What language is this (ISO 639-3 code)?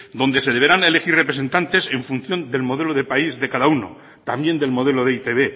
spa